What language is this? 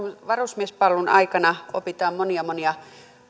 Finnish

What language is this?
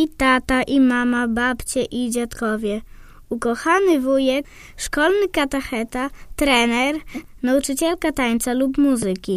Polish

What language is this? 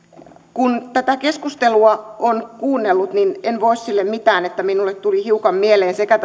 Finnish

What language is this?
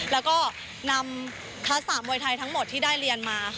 Thai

